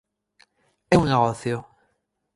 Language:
Galician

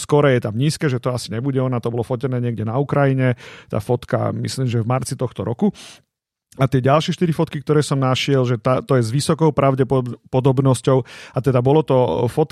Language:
Slovak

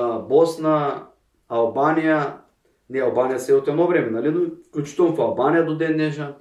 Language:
Bulgarian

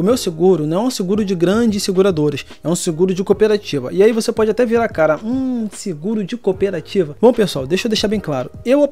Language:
Portuguese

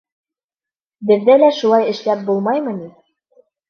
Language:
Bashkir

